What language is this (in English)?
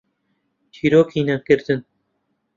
Central Kurdish